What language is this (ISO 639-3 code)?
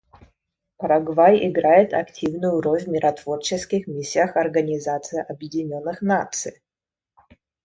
rus